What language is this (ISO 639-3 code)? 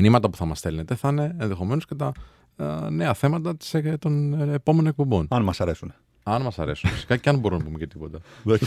ell